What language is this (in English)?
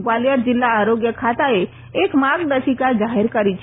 Gujarati